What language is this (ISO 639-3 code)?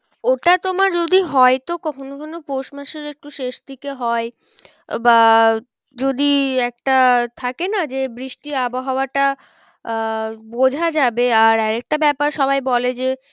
ben